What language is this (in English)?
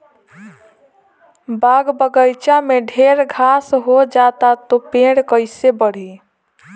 Bhojpuri